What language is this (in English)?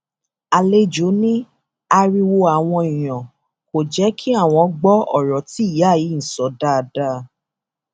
Yoruba